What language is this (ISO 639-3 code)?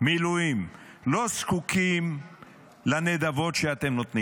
heb